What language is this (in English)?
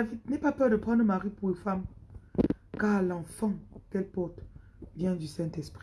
French